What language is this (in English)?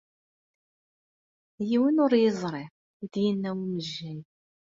Kabyle